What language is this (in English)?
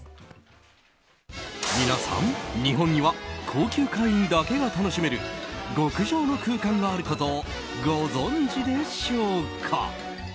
Japanese